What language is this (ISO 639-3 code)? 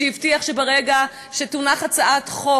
heb